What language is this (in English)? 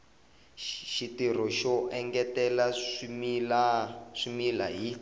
Tsonga